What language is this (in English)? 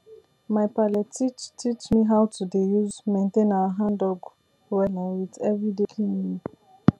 Nigerian Pidgin